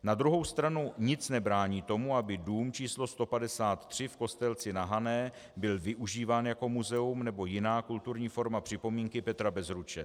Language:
Czech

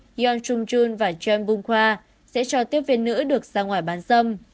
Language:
Vietnamese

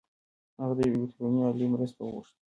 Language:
Pashto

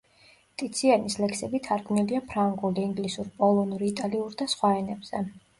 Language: Georgian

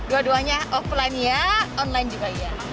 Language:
Indonesian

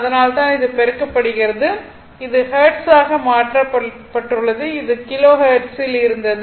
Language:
Tamil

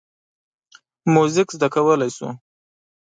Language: Pashto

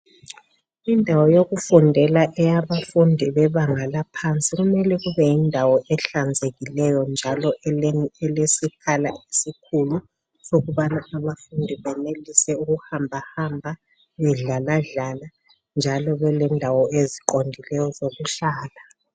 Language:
North Ndebele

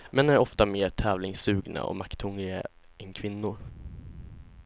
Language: Swedish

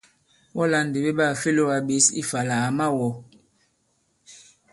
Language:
Bankon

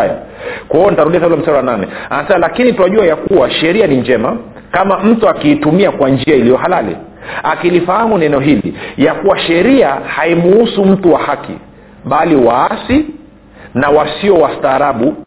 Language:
Swahili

